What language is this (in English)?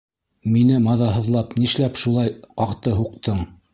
Bashkir